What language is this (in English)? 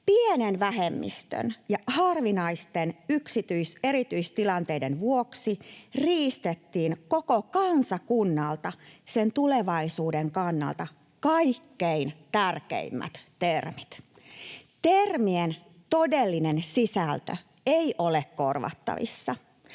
Finnish